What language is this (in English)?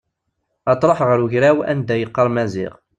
Kabyle